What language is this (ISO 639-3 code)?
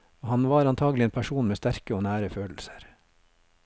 nor